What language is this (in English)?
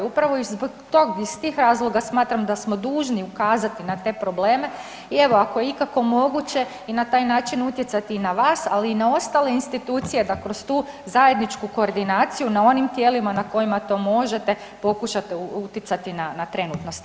Croatian